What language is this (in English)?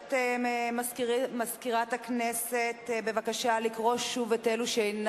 Hebrew